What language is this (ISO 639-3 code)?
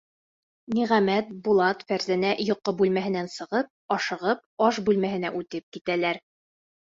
bak